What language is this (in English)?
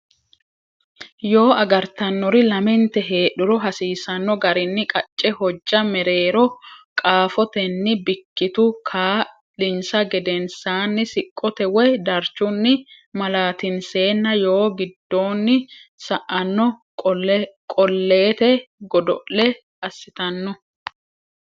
Sidamo